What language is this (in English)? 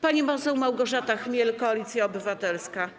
Polish